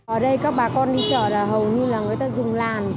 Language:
Vietnamese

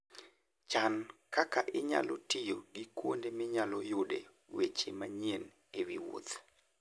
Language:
Luo (Kenya and Tanzania)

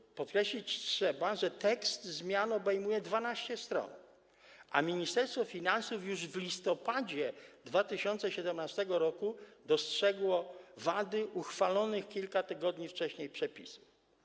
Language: Polish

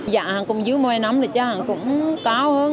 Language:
Vietnamese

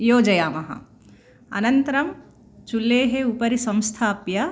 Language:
Sanskrit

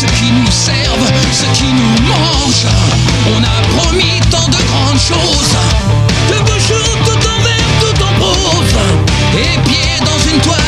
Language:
French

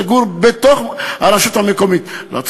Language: Hebrew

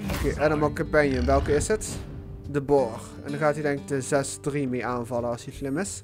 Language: Dutch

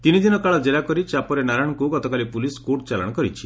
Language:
Odia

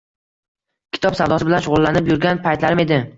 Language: Uzbek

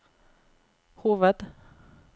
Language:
Norwegian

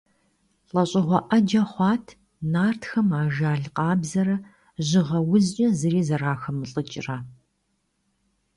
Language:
Kabardian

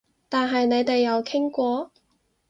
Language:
Cantonese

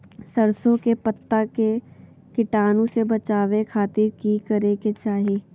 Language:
Magahi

